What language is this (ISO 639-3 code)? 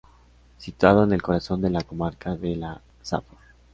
spa